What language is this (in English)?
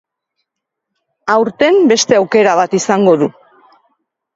Basque